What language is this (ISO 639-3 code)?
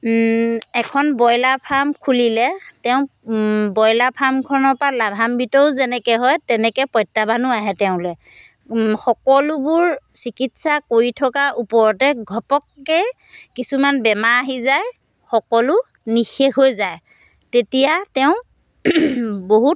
asm